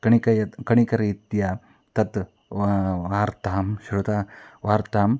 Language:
Sanskrit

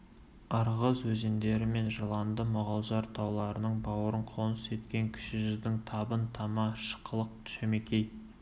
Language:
Kazakh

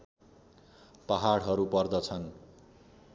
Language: Nepali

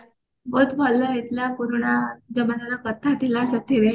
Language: Odia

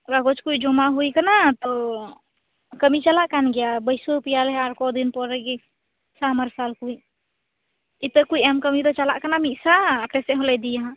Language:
Santali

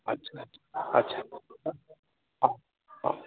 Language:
Odia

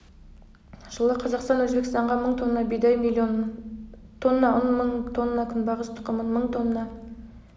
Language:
Kazakh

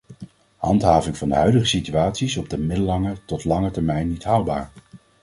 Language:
Dutch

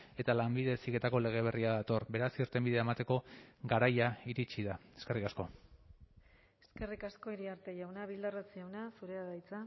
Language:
Basque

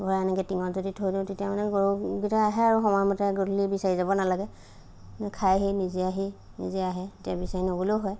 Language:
Assamese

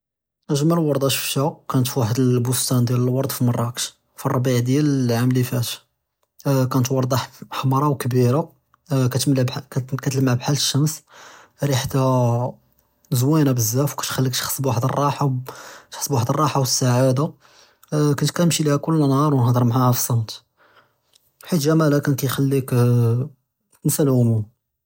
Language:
Judeo-Arabic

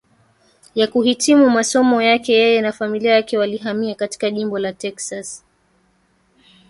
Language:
Swahili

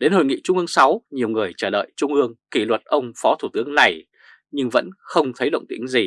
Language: Vietnamese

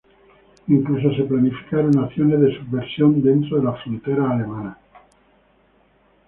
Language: Spanish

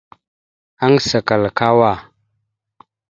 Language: Mada (Cameroon)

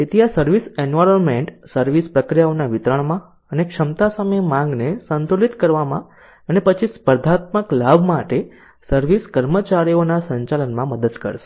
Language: Gujarati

